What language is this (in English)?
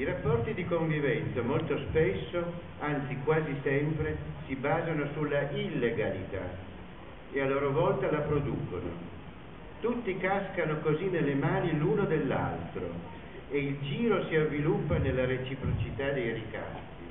Italian